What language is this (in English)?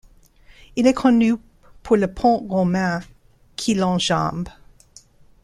French